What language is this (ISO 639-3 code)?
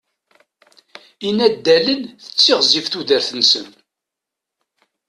kab